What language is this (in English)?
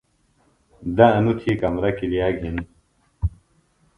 Phalura